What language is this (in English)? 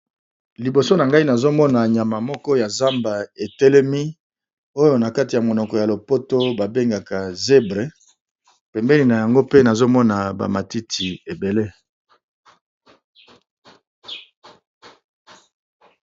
Lingala